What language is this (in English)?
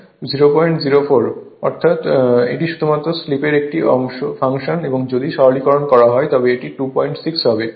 Bangla